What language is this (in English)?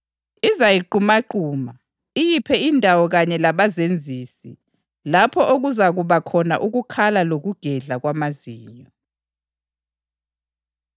North Ndebele